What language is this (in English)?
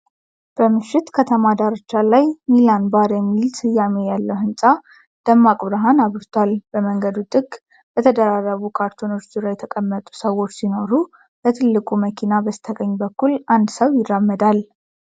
Amharic